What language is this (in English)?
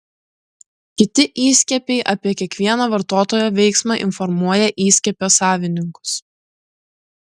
Lithuanian